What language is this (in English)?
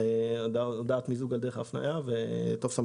Hebrew